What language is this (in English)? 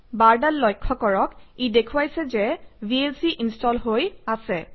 Assamese